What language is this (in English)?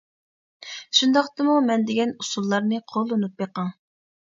Uyghur